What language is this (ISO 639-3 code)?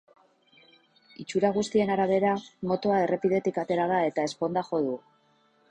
eus